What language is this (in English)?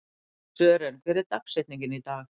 Icelandic